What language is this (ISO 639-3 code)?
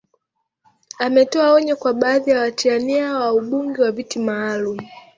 swa